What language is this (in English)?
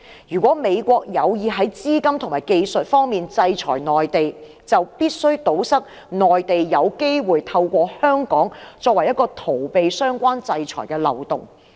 Cantonese